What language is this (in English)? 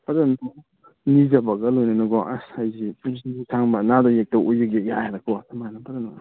Manipuri